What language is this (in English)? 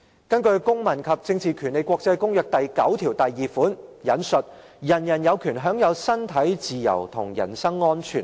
Cantonese